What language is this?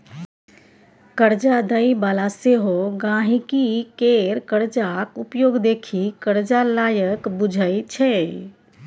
Maithili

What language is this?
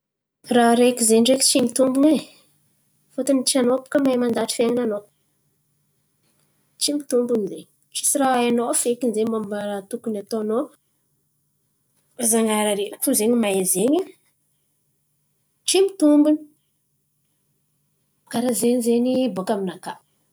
Antankarana Malagasy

